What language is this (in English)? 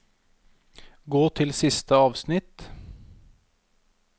Norwegian